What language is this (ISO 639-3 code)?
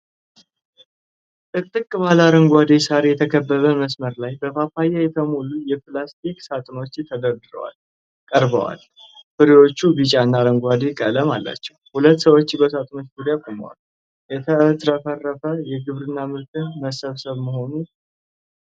amh